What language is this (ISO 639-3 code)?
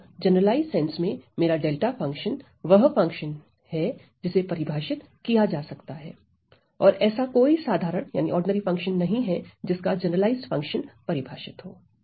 hin